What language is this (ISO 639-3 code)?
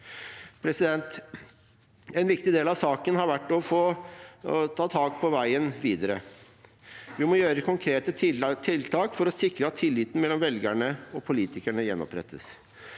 nor